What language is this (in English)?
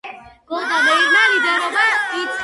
Georgian